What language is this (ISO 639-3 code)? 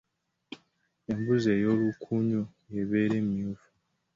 lug